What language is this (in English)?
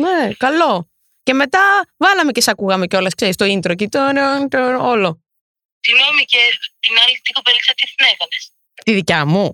Greek